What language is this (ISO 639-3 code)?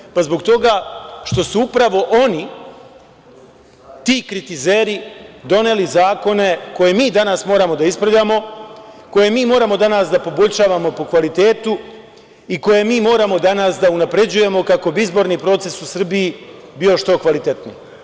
srp